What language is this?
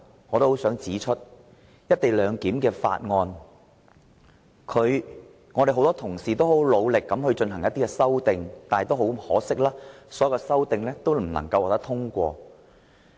Cantonese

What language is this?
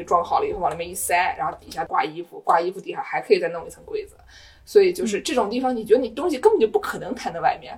Chinese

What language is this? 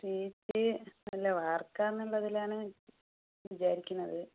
Malayalam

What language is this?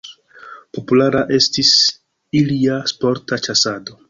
Esperanto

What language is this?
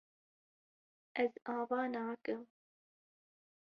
Kurdish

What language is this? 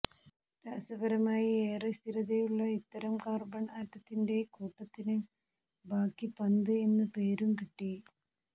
Malayalam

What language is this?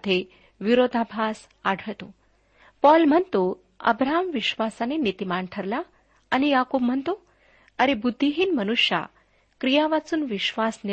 Marathi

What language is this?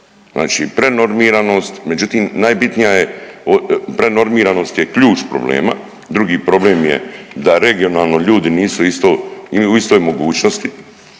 Croatian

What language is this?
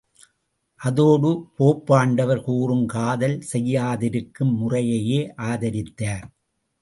Tamil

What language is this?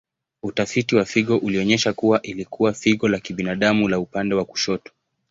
Swahili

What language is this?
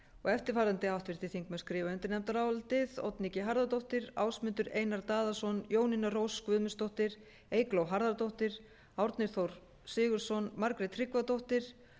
Icelandic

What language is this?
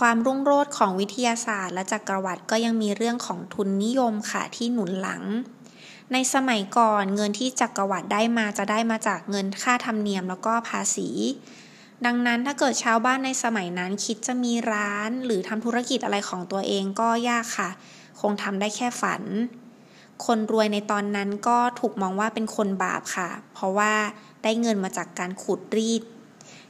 Thai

